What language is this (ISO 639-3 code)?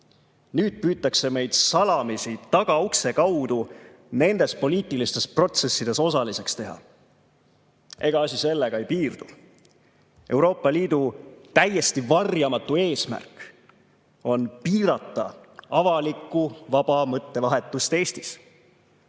est